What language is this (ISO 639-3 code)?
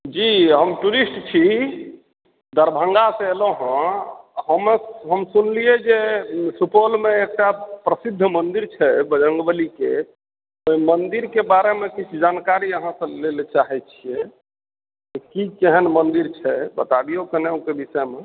mai